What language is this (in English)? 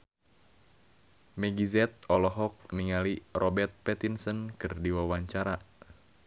Sundanese